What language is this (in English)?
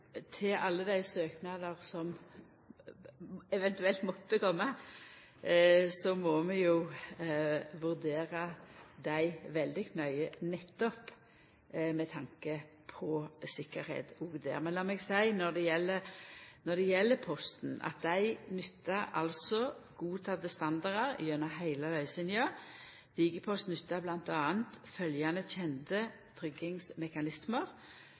Norwegian Nynorsk